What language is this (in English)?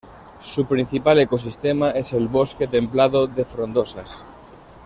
Spanish